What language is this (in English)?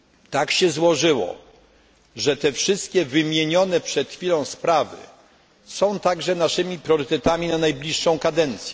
Polish